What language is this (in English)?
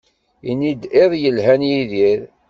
Kabyle